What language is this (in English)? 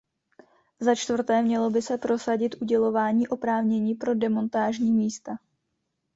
Czech